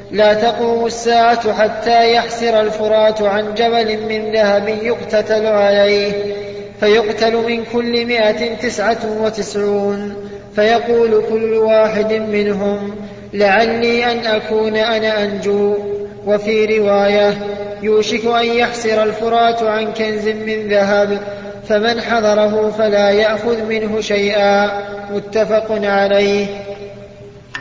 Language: Arabic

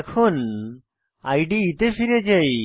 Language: Bangla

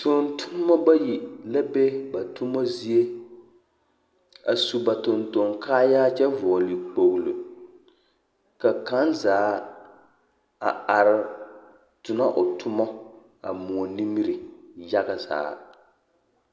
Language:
Southern Dagaare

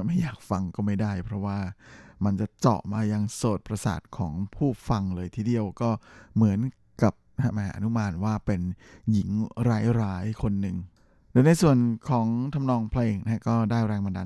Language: Thai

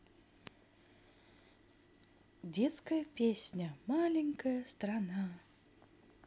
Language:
Russian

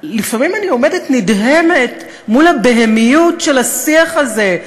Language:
Hebrew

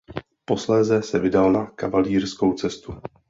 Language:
Czech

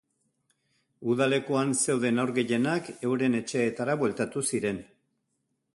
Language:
Basque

